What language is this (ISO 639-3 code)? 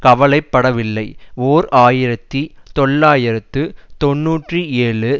tam